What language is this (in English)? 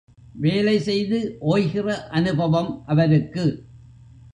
Tamil